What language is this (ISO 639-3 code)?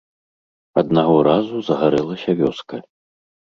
bel